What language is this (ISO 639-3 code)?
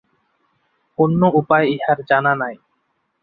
ben